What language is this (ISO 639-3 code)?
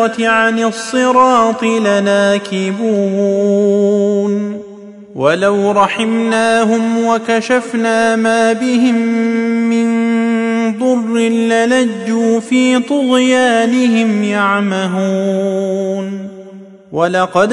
ara